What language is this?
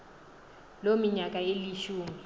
Xhosa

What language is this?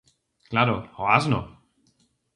Galician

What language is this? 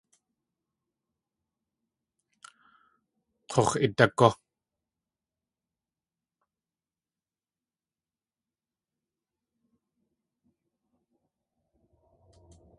Tlingit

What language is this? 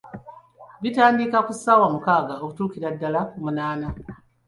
Ganda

